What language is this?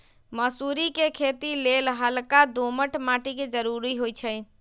Magahi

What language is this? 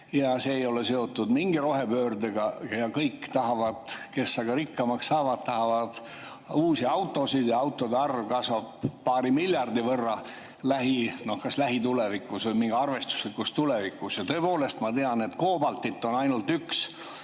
Estonian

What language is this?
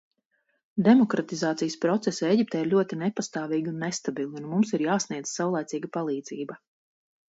Latvian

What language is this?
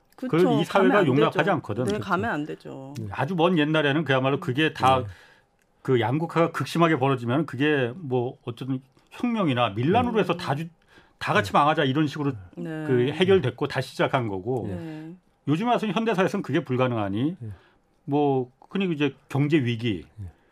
Korean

